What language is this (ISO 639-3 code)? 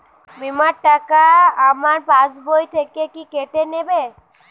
ben